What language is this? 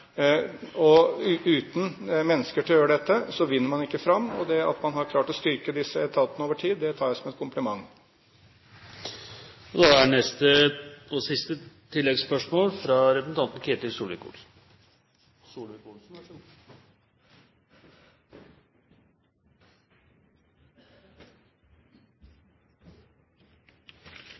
Norwegian Bokmål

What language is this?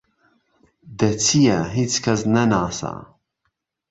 Central Kurdish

